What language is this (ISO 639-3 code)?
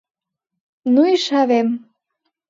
chm